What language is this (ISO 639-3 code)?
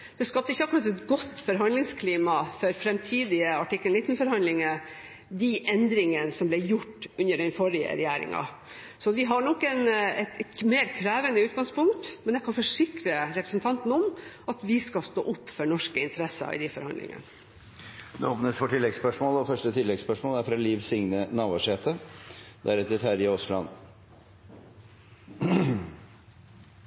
nor